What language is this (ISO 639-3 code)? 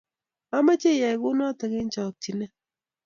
kln